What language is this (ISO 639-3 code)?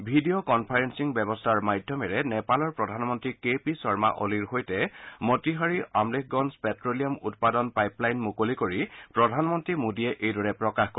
asm